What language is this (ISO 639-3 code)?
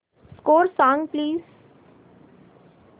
mar